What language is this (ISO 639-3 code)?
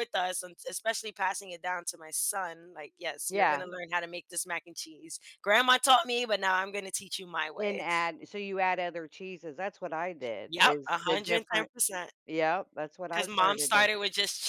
eng